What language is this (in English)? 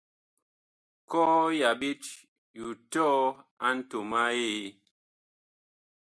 Bakoko